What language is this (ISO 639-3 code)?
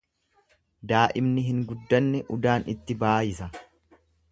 orm